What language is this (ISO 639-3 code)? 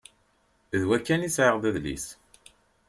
kab